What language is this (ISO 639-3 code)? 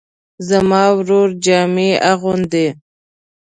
pus